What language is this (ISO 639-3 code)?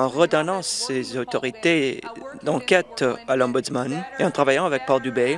fra